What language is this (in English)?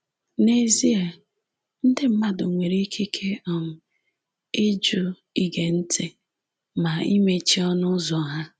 Igbo